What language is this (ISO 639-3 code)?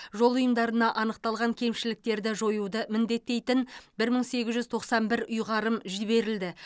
kaz